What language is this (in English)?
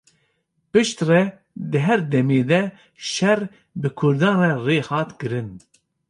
Kurdish